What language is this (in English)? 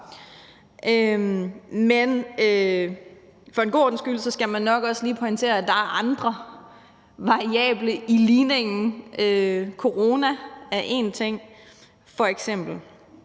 Danish